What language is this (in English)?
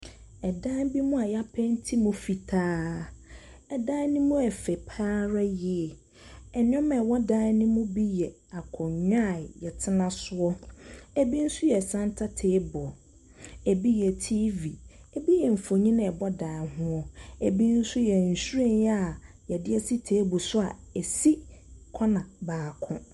Akan